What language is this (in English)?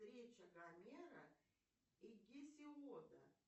Russian